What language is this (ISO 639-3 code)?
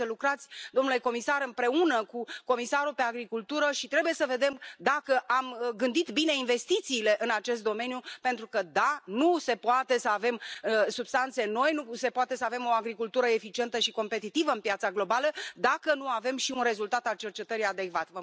ron